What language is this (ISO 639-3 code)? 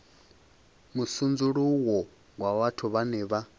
ven